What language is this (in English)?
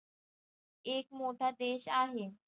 Marathi